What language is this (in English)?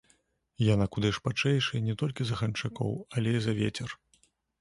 Belarusian